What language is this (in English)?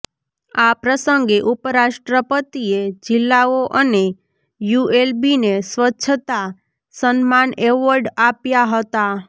Gujarati